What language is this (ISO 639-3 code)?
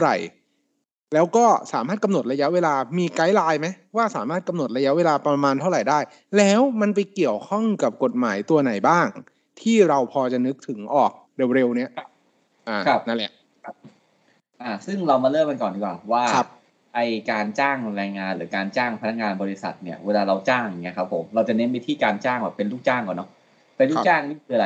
tha